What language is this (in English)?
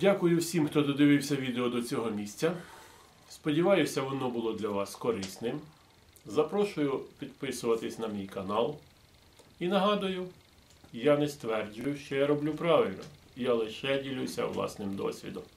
Ukrainian